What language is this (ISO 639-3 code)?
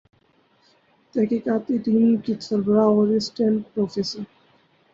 urd